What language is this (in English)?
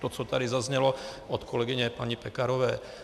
Czech